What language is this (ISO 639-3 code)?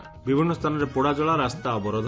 ori